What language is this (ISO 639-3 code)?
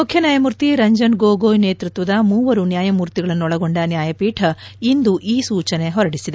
kan